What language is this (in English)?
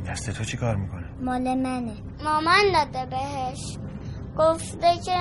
Persian